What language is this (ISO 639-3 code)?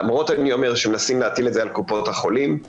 heb